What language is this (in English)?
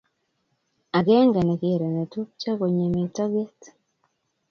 Kalenjin